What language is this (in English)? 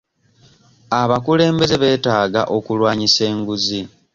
Ganda